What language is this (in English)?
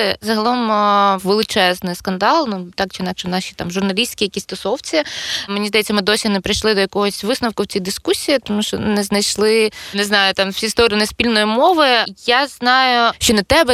Ukrainian